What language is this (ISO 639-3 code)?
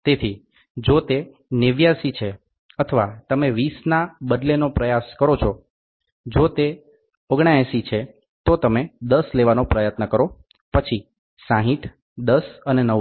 guj